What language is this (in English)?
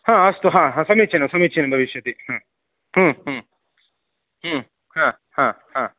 Sanskrit